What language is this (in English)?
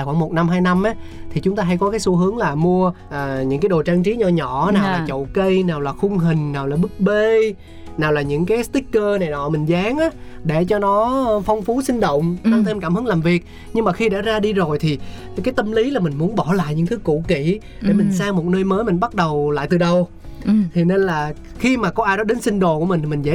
Vietnamese